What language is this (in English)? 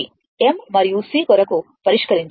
Telugu